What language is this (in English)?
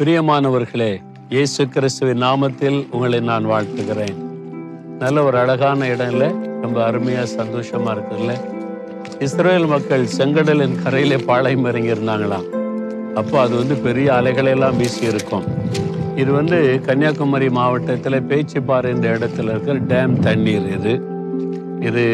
Tamil